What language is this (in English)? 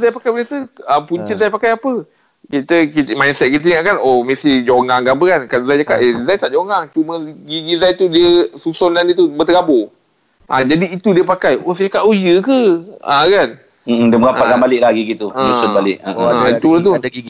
Malay